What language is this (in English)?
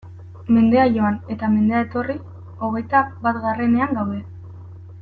Basque